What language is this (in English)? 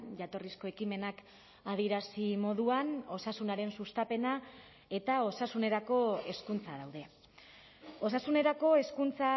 Basque